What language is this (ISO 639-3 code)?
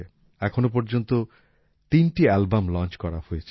ben